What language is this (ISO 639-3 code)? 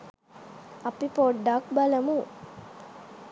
sin